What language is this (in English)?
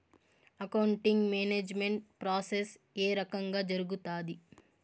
Telugu